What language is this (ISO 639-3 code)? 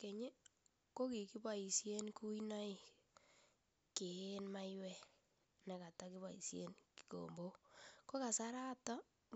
kln